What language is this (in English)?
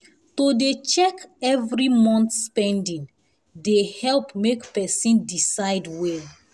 Nigerian Pidgin